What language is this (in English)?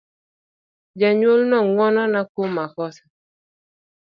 Luo (Kenya and Tanzania)